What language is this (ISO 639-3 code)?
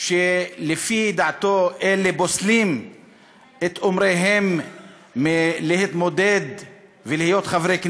heb